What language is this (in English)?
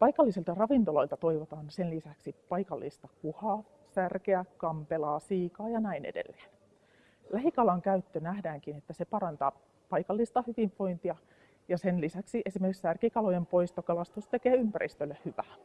Finnish